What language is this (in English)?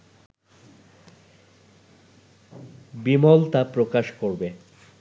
Bangla